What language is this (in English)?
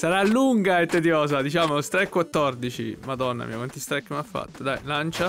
Italian